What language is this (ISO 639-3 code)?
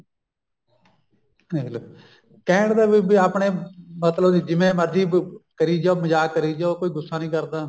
pan